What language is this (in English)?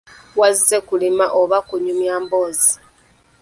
Ganda